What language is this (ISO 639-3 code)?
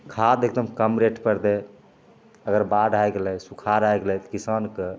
mai